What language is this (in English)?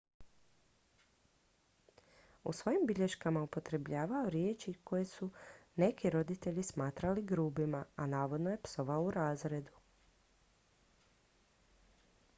Croatian